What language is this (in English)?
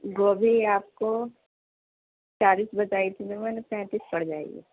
Urdu